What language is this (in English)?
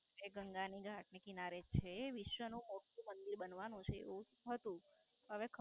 Gujarati